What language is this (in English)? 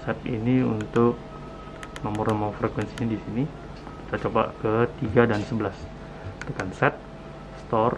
Indonesian